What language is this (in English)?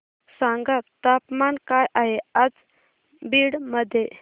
Marathi